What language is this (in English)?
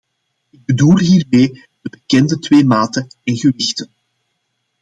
Dutch